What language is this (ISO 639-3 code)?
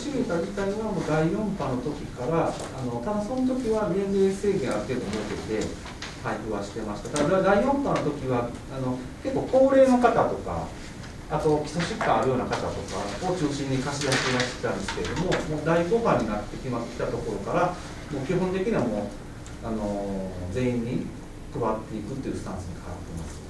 jpn